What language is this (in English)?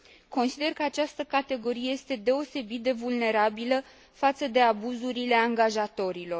Romanian